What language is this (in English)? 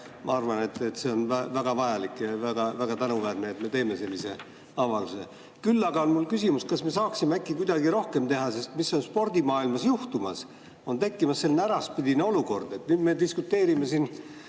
Estonian